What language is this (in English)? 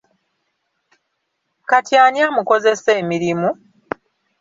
Ganda